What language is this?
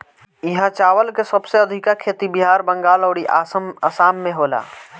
Bhojpuri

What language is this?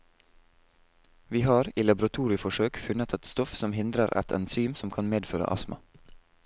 Norwegian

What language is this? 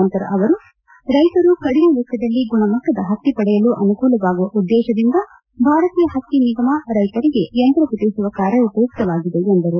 Kannada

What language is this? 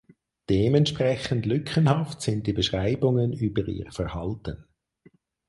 German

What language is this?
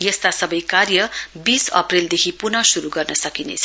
Nepali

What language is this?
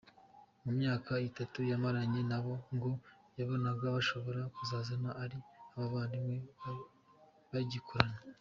Kinyarwanda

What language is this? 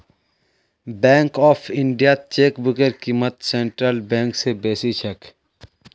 Magahi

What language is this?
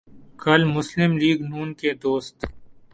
Urdu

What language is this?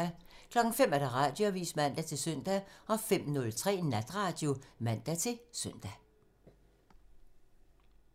Danish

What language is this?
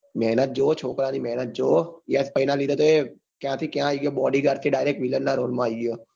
Gujarati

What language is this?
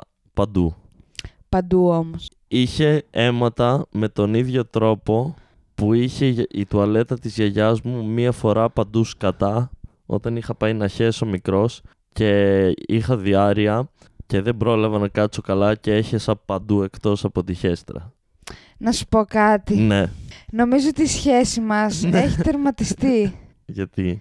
Greek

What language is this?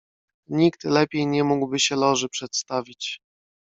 Polish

